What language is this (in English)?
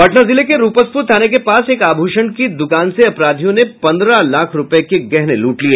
Hindi